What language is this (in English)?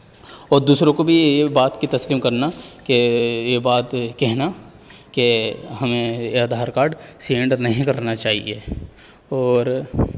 Urdu